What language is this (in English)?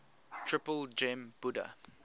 English